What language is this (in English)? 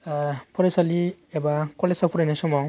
Bodo